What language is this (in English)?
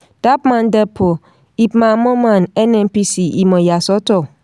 Yoruba